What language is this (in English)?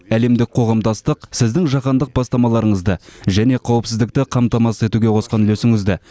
Kazakh